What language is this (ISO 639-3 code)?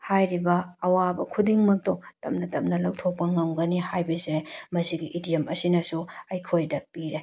mni